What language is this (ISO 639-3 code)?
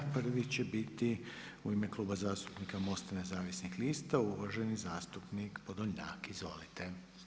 hrv